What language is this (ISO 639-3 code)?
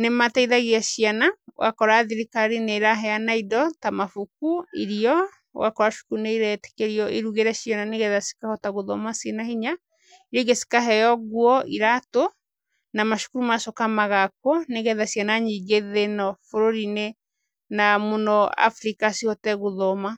kik